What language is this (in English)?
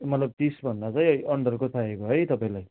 Nepali